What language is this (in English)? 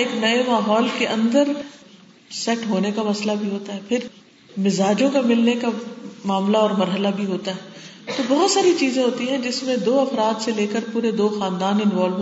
Urdu